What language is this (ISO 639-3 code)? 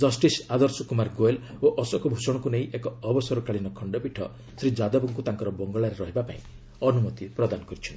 ori